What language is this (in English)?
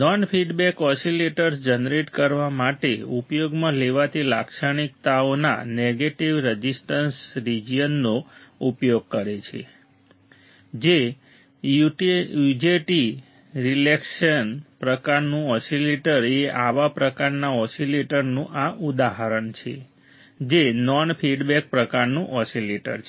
Gujarati